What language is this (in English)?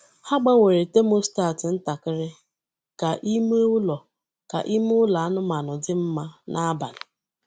Igbo